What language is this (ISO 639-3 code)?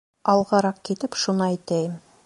bak